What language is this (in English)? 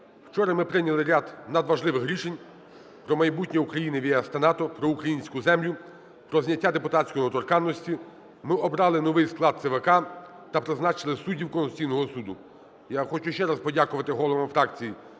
Ukrainian